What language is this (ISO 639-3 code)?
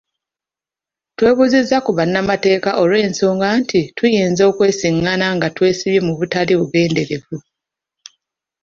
lug